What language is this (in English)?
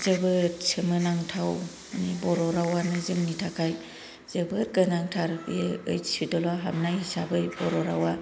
Bodo